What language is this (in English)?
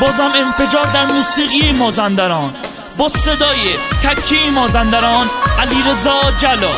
Persian